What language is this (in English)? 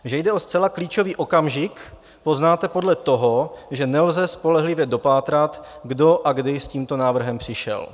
Czech